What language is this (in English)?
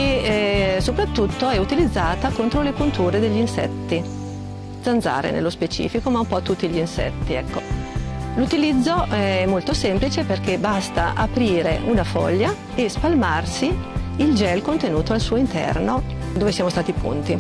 Italian